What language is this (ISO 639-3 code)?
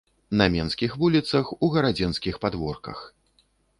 bel